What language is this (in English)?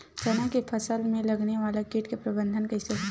Chhattisgarhi